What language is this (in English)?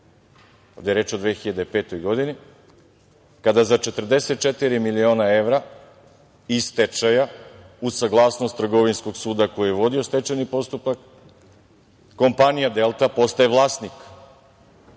Serbian